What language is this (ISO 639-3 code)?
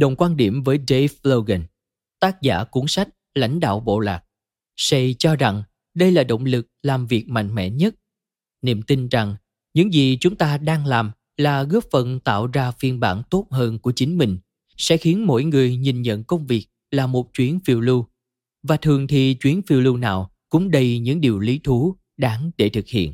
vie